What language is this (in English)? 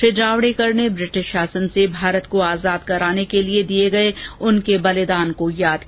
Hindi